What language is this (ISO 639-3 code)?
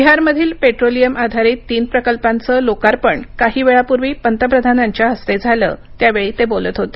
mar